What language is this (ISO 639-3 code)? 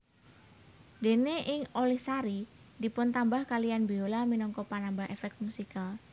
jav